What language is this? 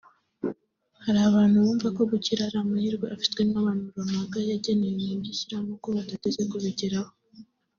Kinyarwanda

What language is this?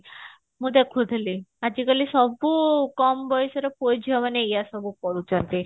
Odia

